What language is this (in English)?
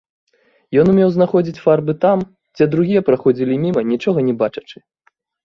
Belarusian